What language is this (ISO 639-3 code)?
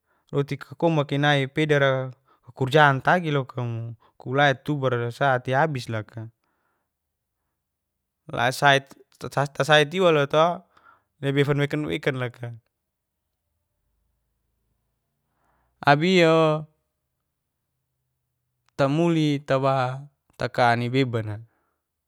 ges